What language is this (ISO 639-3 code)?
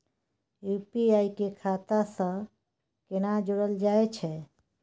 mai